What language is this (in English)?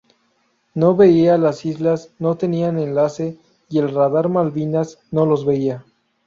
Spanish